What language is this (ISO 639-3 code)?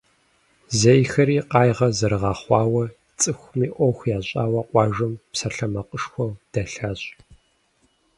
kbd